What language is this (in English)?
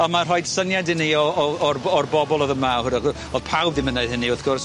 Welsh